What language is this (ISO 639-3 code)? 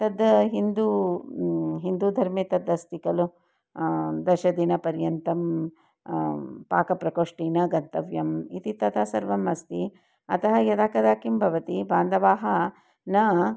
san